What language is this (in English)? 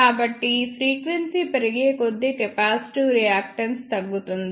Telugu